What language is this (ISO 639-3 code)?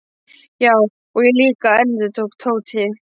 isl